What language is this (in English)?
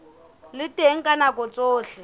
Southern Sotho